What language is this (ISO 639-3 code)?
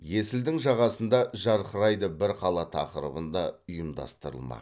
kaz